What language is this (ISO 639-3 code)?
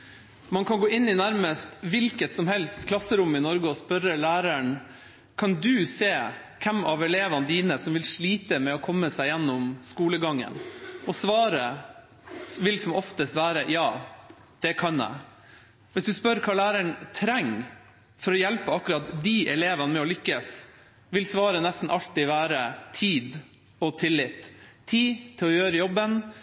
nor